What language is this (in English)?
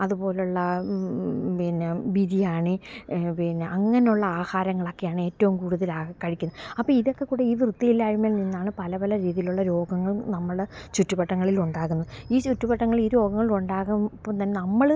Malayalam